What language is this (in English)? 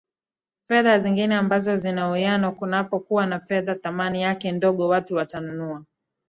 Swahili